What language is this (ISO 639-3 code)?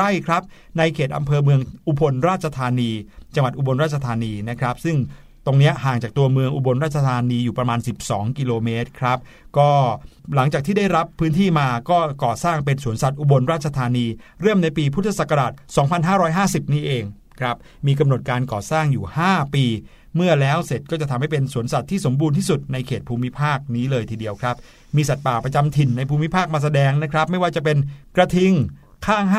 tha